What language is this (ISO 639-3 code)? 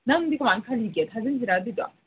mni